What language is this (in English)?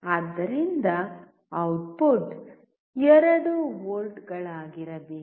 Kannada